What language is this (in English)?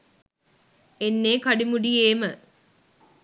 Sinhala